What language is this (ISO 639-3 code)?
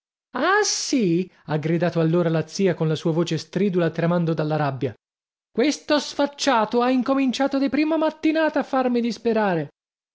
ita